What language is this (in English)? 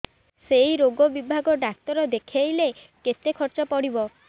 Odia